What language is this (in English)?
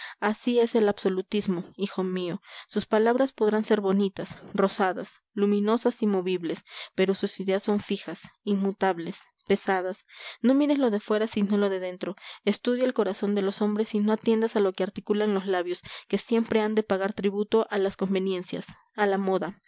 Spanish